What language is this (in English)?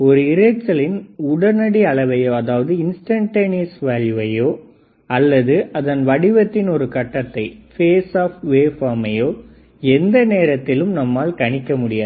Tamil